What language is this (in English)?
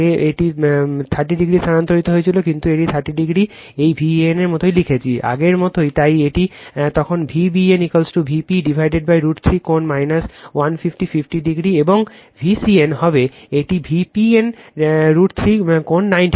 Bangla